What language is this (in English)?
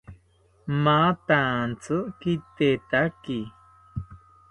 South Ucayali Ashéninka